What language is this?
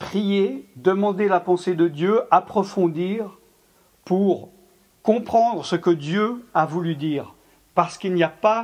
French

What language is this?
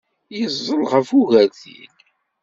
Kabyle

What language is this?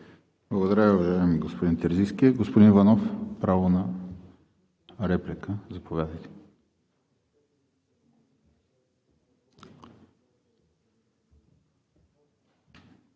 Bulgarian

